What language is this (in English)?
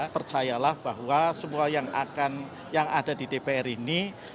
Indonesian